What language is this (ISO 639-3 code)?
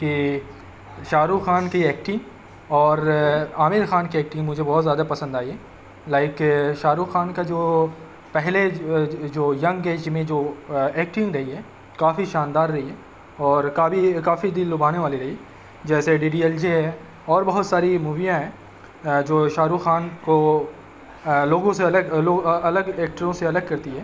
urd